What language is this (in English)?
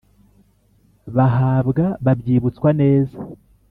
Kinyarwanda